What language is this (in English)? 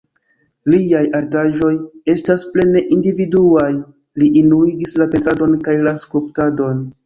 Esperanto